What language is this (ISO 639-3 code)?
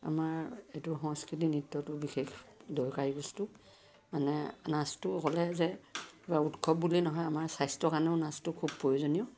asm